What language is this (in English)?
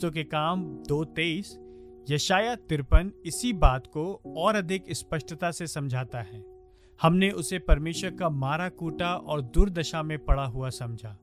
Hindi